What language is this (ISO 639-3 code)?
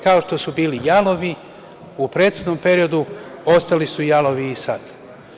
srp